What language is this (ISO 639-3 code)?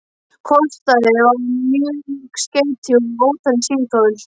isl